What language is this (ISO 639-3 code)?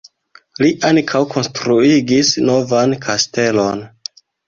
epo